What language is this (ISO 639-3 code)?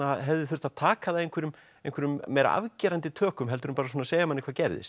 isl